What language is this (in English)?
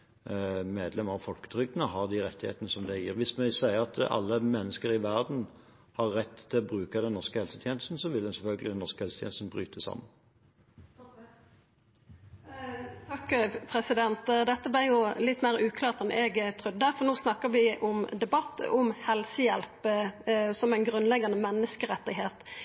Norwegian